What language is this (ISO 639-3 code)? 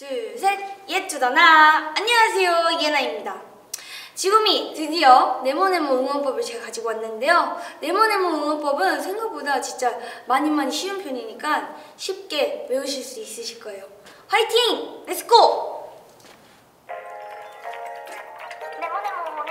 kor